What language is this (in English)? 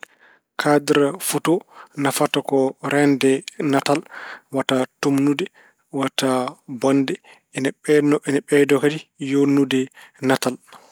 Fula